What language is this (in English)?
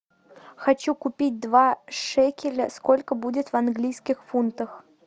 Russian